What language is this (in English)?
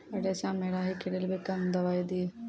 Maithili